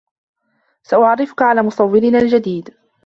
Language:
Arabic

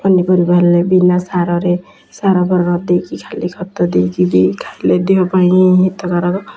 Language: Odia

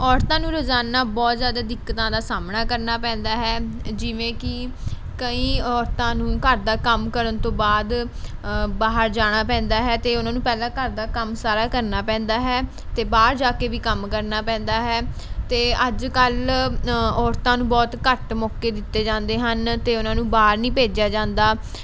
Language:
Punjabi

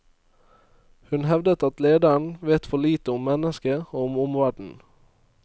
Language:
Norwegian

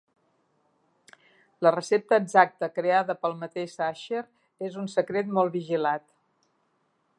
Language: Catalan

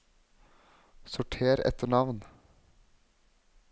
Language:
Norwegian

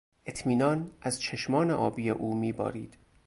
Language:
Persian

